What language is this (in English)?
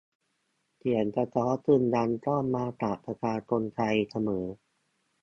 Thai